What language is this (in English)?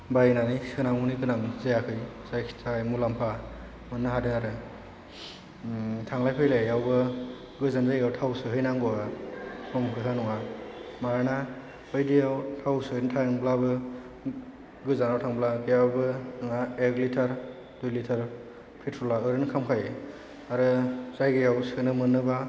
Bodo